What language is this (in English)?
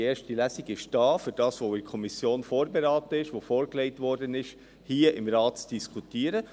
Swiss German